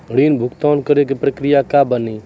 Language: Maithili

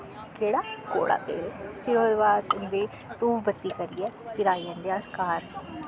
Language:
Dogri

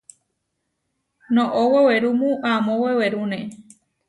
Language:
Huarijio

